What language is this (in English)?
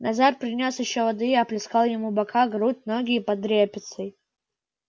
Russian